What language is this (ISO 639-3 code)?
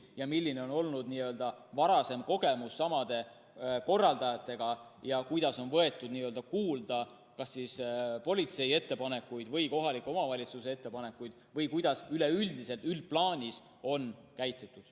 est